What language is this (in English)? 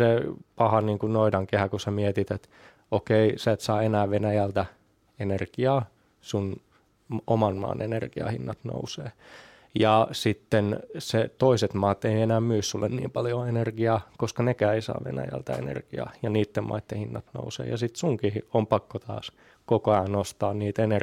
Finnish